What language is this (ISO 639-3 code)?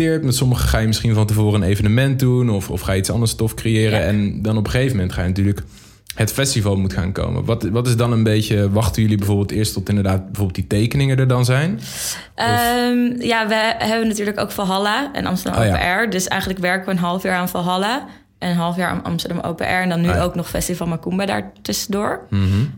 nld